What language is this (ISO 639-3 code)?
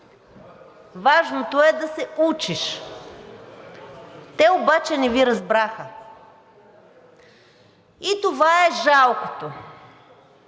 bul